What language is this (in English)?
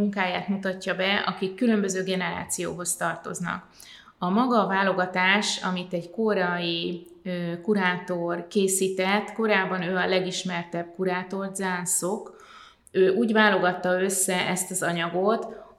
Hungarian